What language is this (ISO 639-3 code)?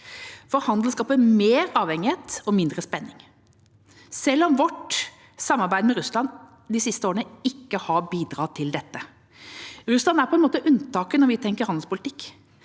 nor